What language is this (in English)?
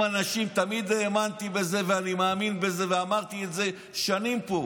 Hebrew